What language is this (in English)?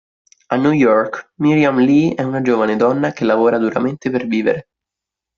Italian